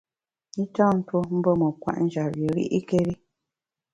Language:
Bamun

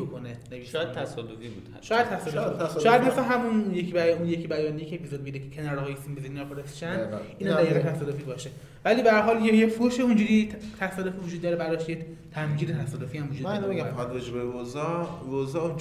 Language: Persian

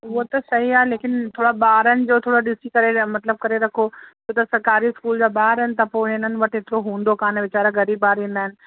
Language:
Sindhi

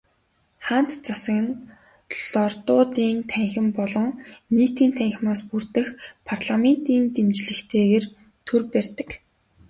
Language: Mongolian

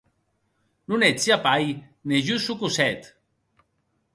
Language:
Occitan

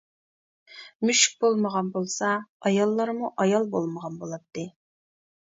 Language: Uyghur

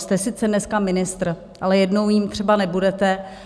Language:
Czech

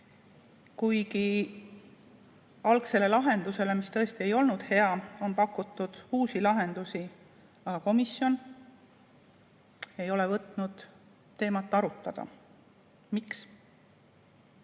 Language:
Estonian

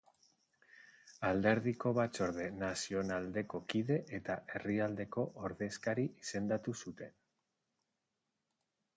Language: Basque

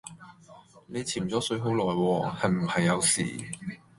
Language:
Cantonese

